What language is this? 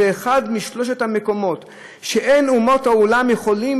Hebrew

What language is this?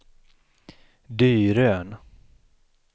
Swedish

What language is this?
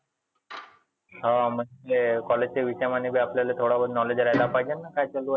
Marathi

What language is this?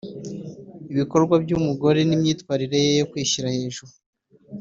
Kinyarwanda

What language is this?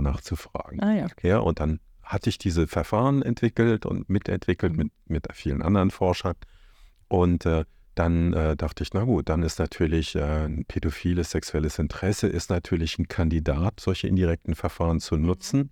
German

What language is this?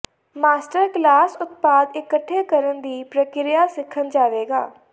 Punjabi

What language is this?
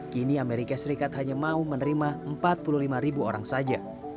Indonesian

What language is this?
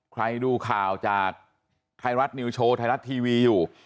Thai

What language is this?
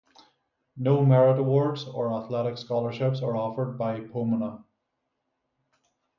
English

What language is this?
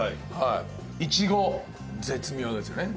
Japanese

